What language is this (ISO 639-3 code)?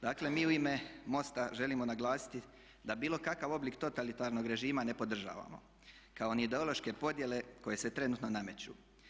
hrv